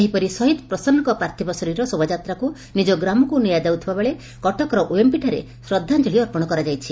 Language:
Odia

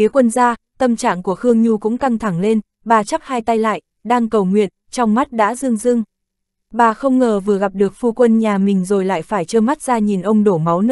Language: Vietnamese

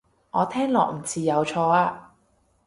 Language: Cantonese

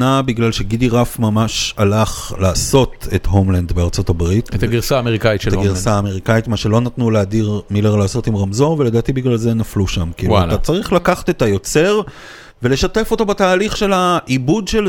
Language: Hebrew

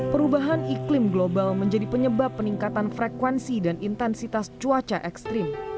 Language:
Indonesian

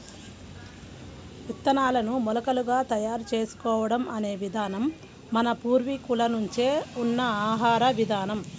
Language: Telugu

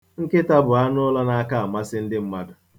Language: Igbo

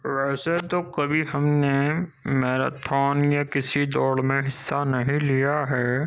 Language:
Urdu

